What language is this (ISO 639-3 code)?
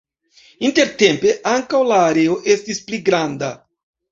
epo